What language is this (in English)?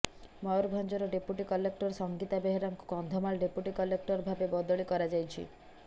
Odia